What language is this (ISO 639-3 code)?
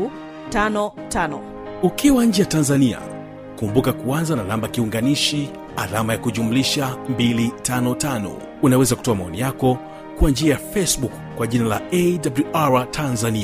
swa